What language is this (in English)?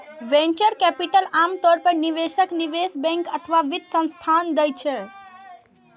Maithili